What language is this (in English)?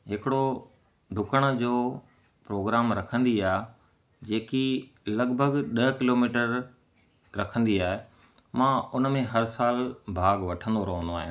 Sindhi